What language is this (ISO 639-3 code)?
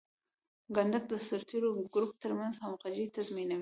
pus